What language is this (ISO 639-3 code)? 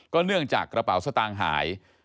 tha